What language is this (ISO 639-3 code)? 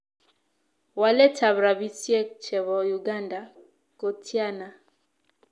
kln